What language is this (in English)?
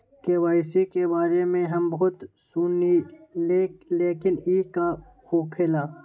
Magahi